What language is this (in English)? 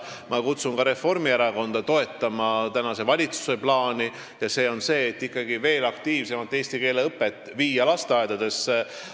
Estonian